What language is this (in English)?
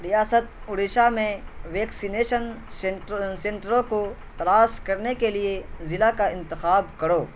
Urdu